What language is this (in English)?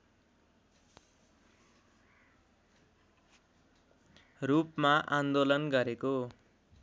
Nepali